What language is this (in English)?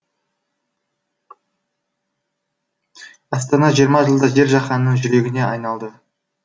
Kazakh